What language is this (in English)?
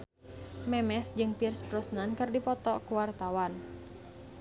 Sundanese